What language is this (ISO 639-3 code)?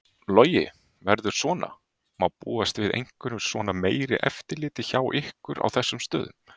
isl